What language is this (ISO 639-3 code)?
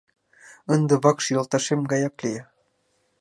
chm